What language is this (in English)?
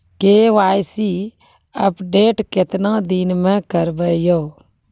Maithili